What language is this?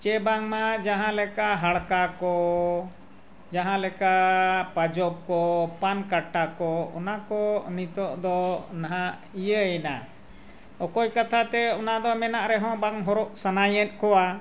Santali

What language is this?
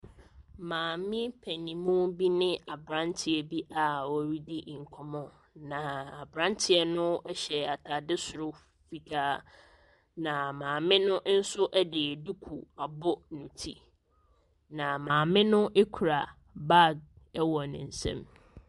Akan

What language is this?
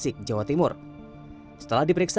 Indonesian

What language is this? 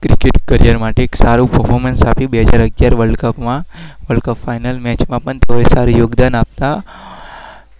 Gujarati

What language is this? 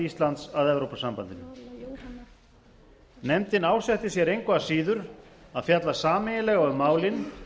Icelandic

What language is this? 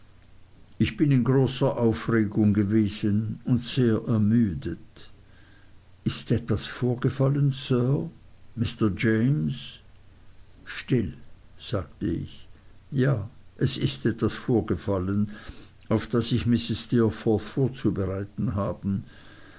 German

